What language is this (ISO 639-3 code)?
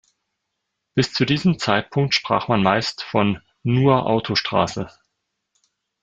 deu